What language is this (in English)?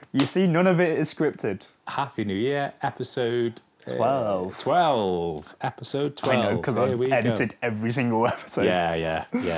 English